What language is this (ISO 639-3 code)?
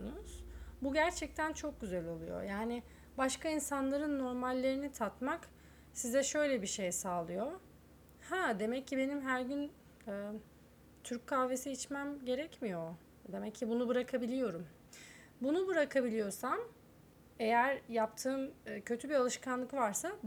tur